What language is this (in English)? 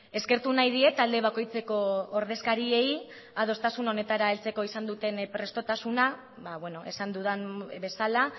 Basque